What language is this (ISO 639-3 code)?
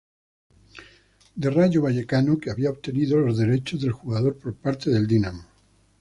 spa